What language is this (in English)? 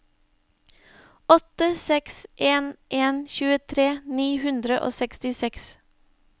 Norwegian